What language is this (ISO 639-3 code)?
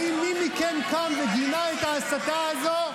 heb